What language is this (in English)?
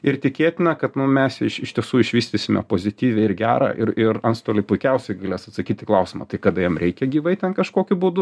Lithuanian